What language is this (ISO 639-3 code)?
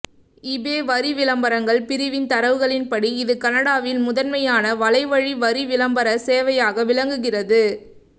tam